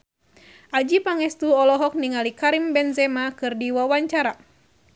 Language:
Sundanese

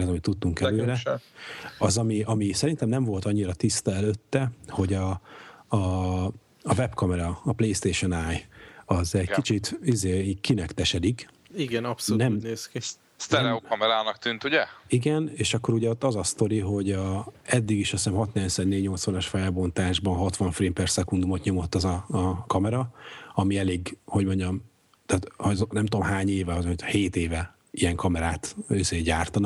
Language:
Hungarian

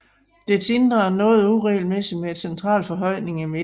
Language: Danish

